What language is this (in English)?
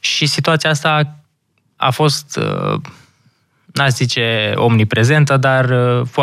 Romanian